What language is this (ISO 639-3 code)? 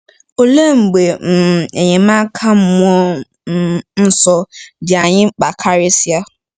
ibo